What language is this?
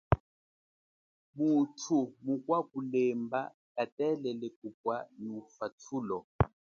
Chokwe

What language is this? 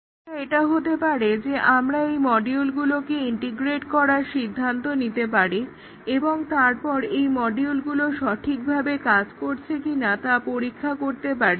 Bangla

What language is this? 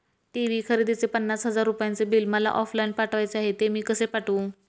Marathi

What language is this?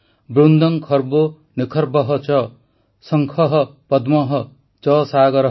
Odia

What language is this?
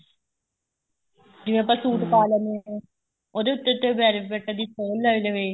Punjabi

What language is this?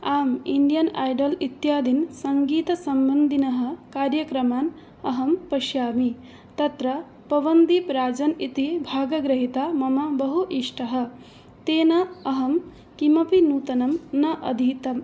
Sanskrit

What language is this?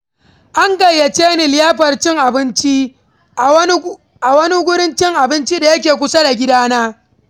Hausa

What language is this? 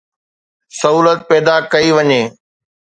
Sindhi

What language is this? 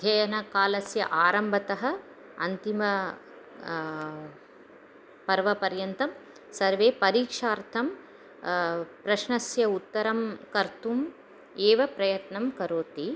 Sanskrit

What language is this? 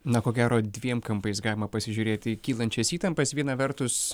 Lithuanian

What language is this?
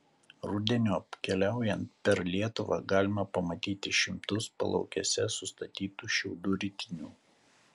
Lithuanian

